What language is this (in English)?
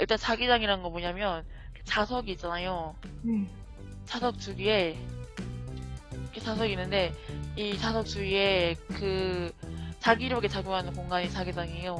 Korean